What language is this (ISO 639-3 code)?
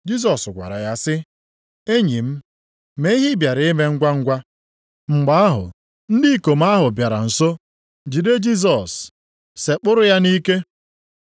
ibo